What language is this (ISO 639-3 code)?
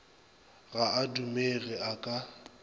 nso